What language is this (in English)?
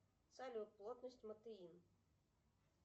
Russian